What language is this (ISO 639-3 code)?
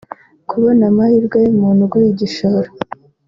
kin